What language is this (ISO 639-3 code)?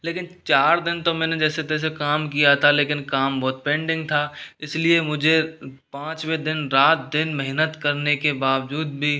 hin